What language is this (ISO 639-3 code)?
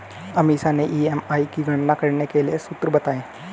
hin